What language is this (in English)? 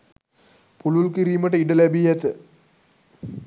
Sinhala